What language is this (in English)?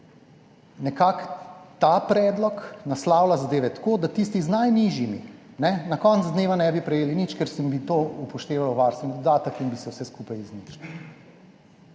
Slovenian